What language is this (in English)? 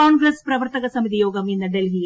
Malayalam